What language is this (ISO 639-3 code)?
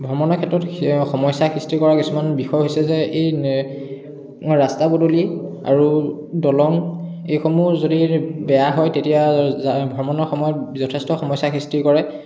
asm